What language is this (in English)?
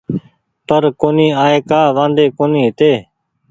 Goaria